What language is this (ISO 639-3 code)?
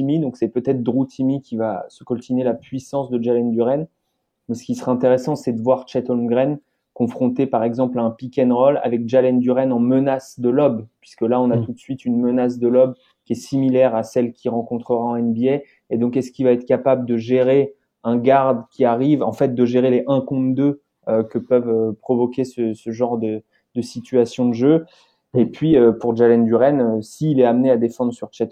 fra